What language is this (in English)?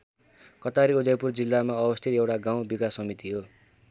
Nepali